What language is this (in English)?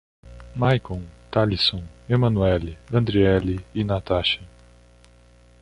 Portuguese